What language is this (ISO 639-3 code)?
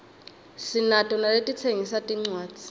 ssw